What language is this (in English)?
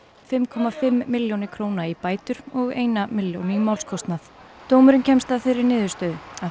Icelandic